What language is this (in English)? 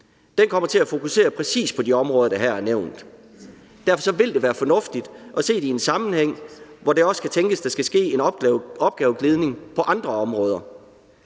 Danish